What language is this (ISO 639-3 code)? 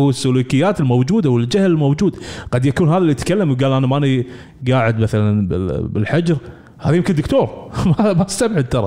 ara